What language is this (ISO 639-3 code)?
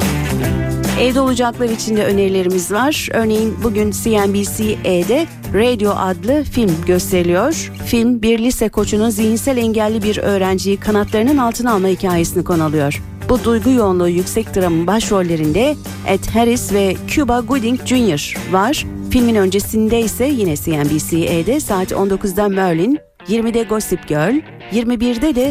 tur